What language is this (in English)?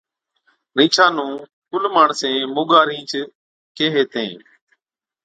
Od